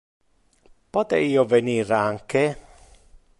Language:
Interlingua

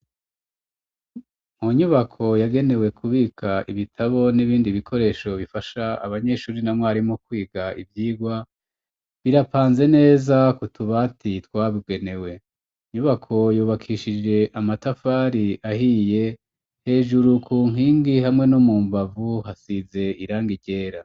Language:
Rundi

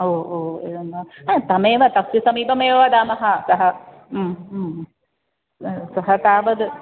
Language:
Sanskrit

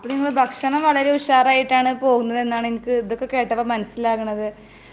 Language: Malayalam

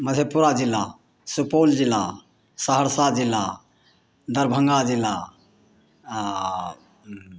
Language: Maithili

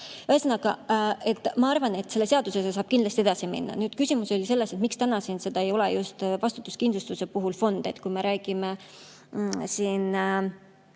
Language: Estonian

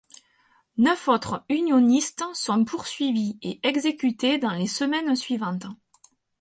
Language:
French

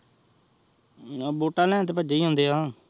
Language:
Punjabi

